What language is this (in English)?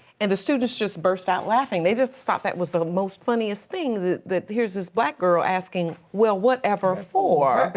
English